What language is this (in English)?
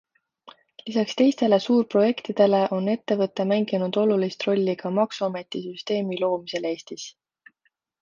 Estonian